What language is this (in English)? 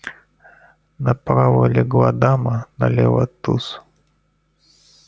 Russian